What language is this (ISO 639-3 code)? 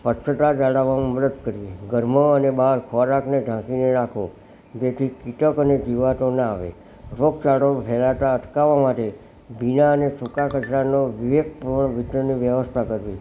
guj